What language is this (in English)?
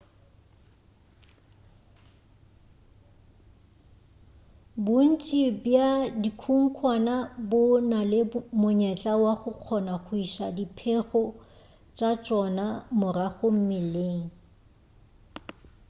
Northern Sotho